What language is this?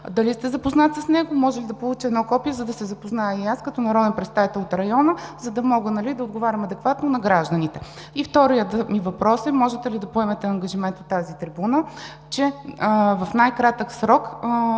Bulgarian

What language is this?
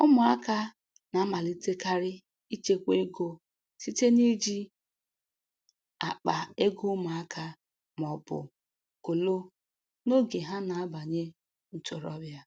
Igbo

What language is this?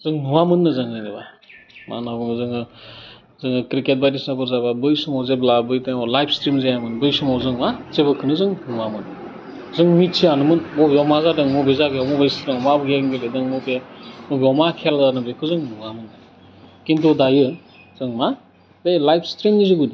Bodo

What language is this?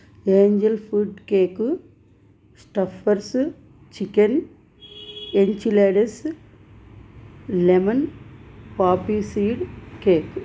Telugu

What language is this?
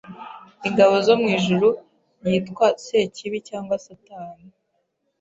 Kinyarwanda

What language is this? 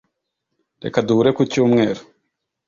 Kinyarwanda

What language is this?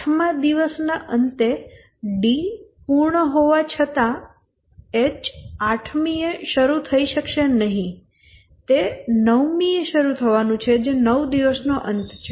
Gujarati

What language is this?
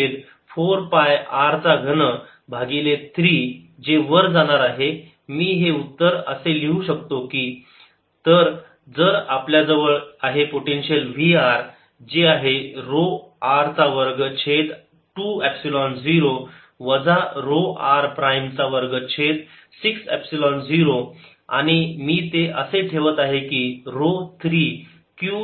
Marathi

